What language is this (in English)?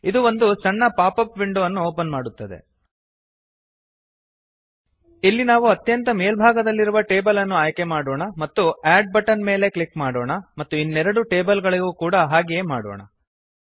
Kannada